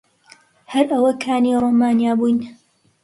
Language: Central Kurdish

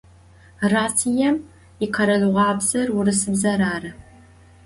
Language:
Adyghe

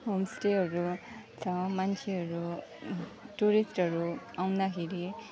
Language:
Nepali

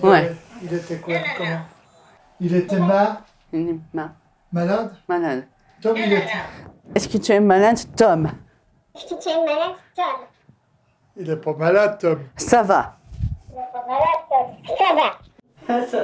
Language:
French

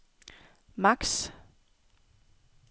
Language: Danish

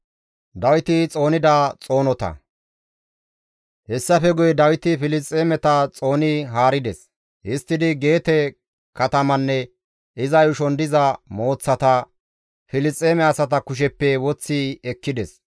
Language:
Gamo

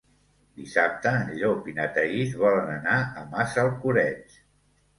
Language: Catalan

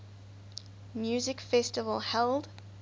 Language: English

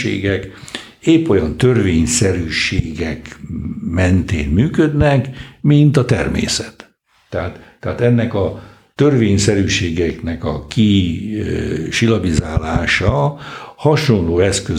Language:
Hungarian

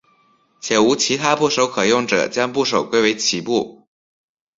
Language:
Chinese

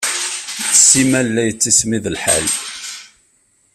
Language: Kabyle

